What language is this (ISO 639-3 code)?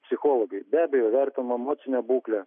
lit